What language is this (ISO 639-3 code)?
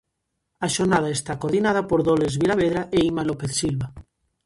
glg